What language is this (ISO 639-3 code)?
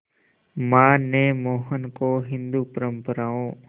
hin